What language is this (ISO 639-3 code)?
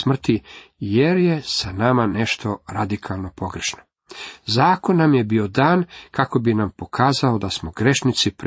hrv